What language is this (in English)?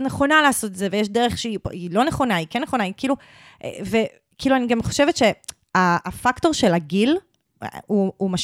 Hebrew